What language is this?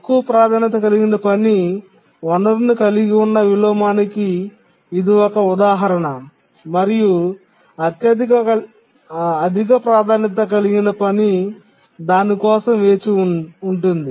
Telugu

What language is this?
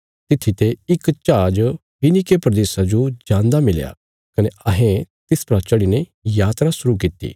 Bilaspuri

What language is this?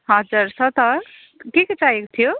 Nepali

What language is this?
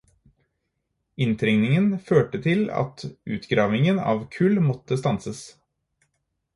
Norwegian Bokmål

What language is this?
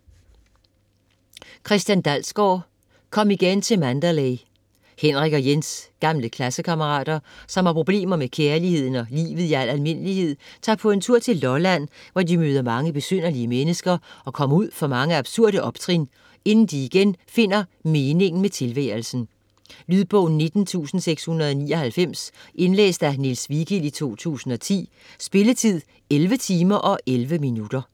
Danish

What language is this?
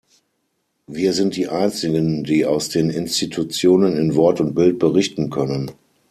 German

